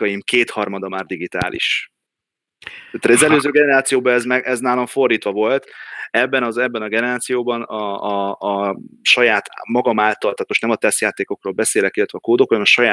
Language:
Hungarian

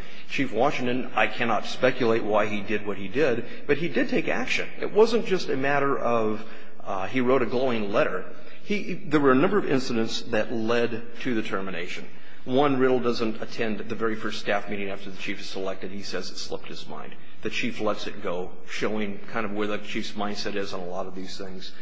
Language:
English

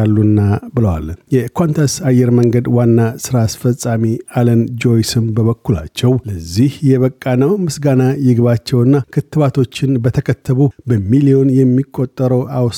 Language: Amharic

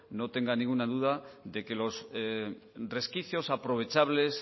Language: Spanish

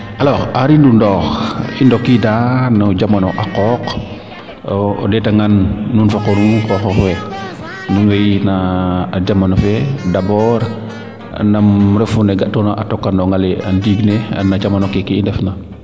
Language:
Serer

